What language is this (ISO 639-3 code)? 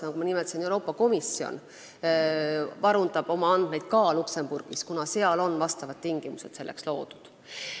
est